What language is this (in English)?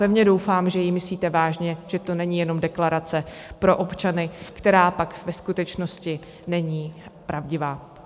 Czech